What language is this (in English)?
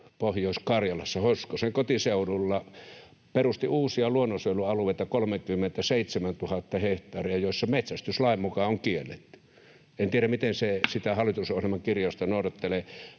Finnish